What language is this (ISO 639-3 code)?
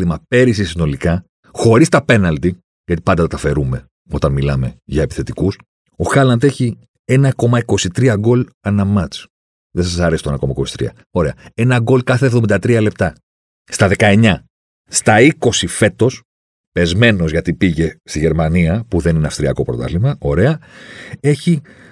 ell